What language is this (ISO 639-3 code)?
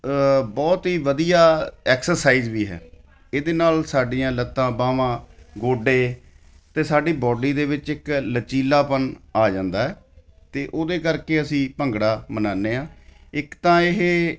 pan